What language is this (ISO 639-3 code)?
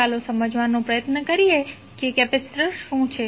guj